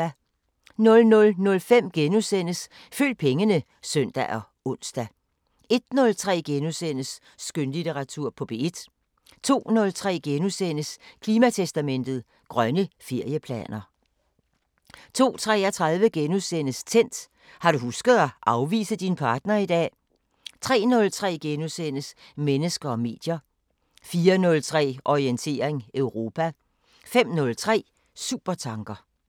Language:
Danish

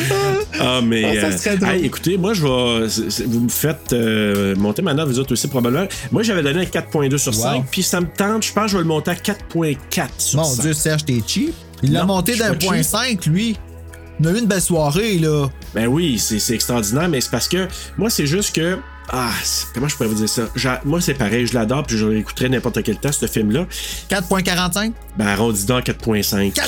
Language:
French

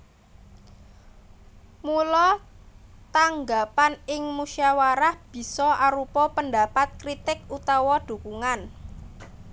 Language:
Javanese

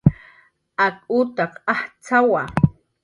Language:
Jaqaru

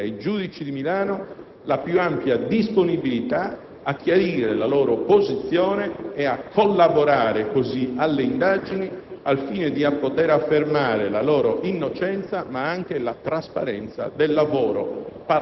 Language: Italian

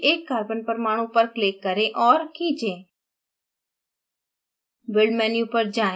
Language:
Hindi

